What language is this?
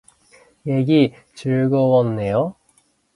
Korean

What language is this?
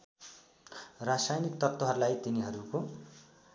Nepali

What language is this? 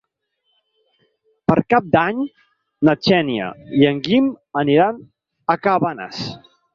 Catalan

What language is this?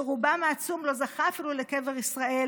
Hebrew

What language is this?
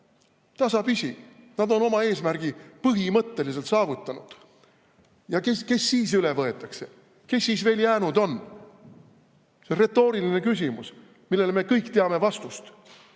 Estonian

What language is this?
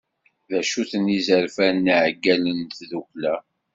Kabyle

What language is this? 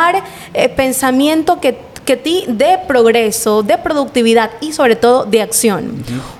Spanish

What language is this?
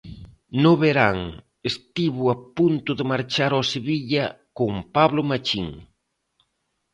Galician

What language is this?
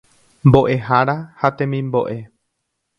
Guarani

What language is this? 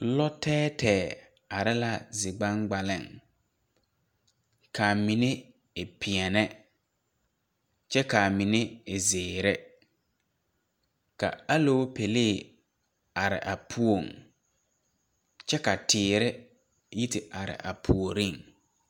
Southern Dagaare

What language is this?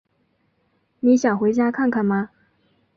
Chinese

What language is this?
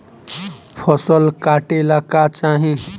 Bhojpuri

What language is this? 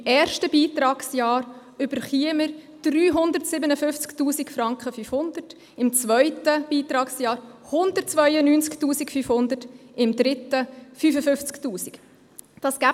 Swiss German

